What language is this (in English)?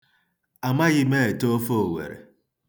Igbo